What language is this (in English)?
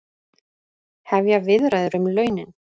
Icelandic